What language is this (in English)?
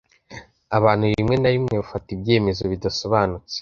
Kinyarwanda